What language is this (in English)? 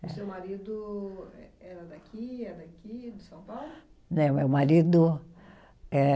Portuguese